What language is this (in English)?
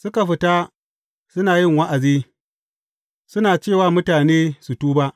Hausa